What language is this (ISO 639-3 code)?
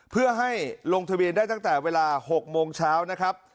tha